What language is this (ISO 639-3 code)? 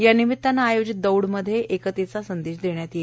mar